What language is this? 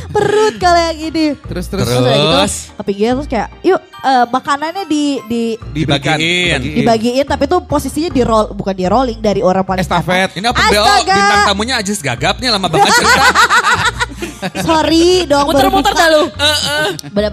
Indonesian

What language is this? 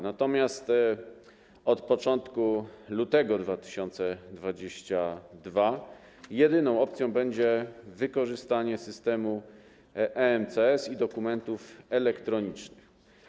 Polish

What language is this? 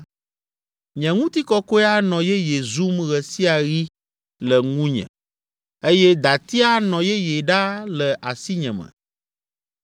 Ewe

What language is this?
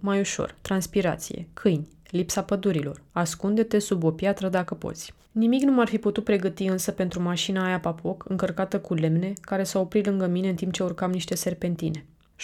Romanian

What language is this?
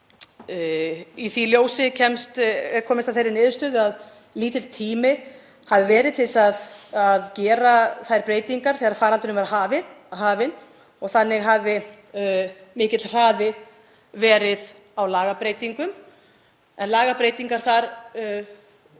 Icelandic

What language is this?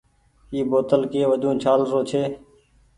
Goaria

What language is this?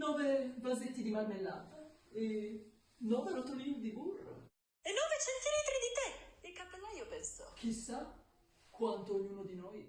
Italian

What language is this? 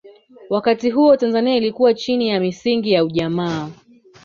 Swahili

